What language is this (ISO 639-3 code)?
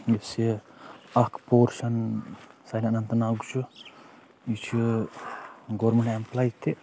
kas